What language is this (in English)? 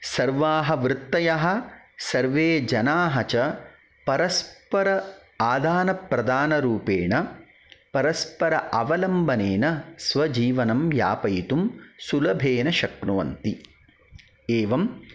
Sanskrit